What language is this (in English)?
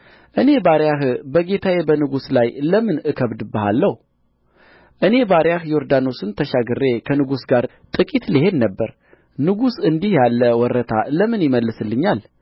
Amharic